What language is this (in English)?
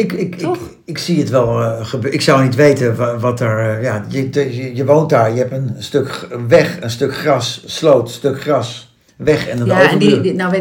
Dutch